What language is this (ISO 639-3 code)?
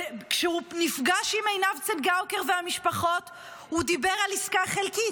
heb